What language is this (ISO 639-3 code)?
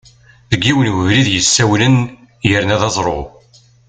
kab